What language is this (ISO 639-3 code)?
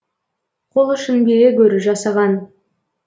kaz